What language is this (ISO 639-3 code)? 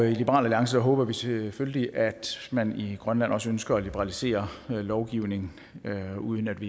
dan